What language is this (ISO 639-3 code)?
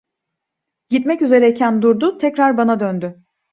tur